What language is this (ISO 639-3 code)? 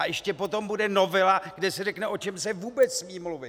ces